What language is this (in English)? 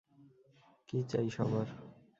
Bangla